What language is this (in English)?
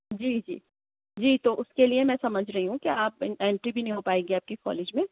Urdu